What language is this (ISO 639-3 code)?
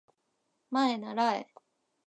jpn